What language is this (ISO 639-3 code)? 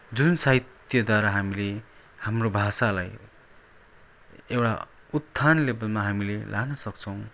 nep